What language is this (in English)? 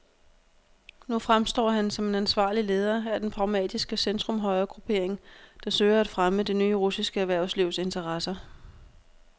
Danish